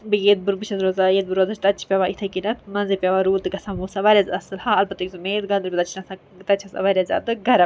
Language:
Kashmiri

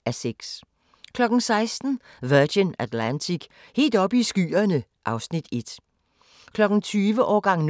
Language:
Danish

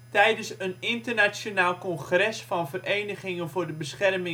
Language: Dutch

